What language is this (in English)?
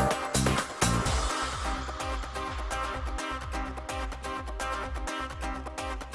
Russian